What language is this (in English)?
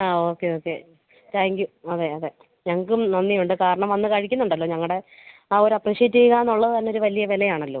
Malayalam